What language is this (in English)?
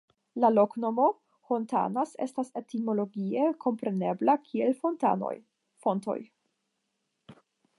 Esperanto